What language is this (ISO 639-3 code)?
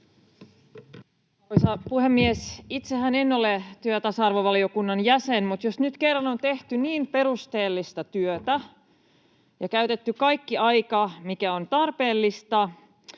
fin